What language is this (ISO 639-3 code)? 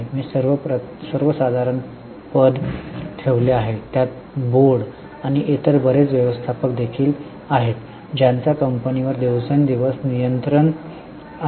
mar